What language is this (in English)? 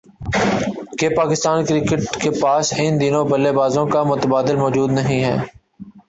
Urdu